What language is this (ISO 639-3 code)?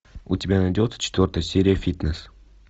rus